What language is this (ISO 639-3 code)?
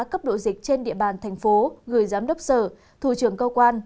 vie